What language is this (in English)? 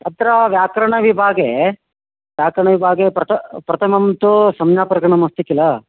Sanskrit